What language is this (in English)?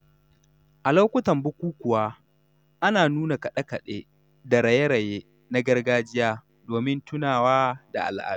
Hausa